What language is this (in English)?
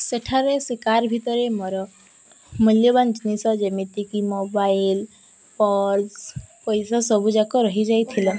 Odia